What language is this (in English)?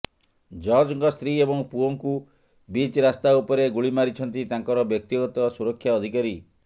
Odia